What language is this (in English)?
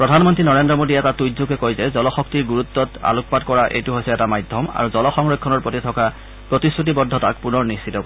Assamese